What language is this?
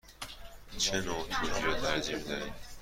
Persian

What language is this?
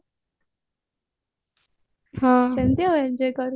Odia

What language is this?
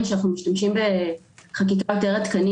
Hebrew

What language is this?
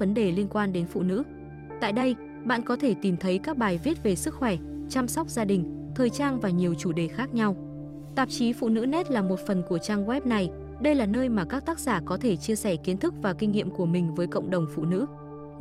Vietnamese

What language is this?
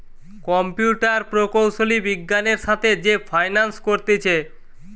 Bangla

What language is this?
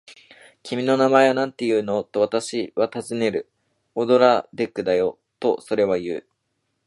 Japanese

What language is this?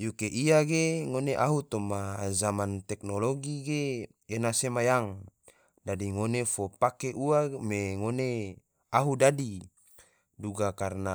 Tidore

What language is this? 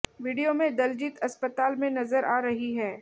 Hindi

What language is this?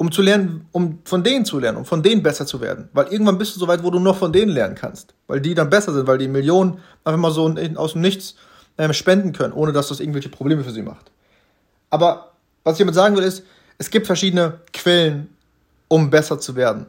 German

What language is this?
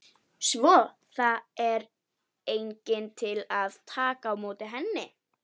Icelandic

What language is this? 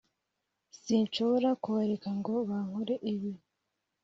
Kinyarwanda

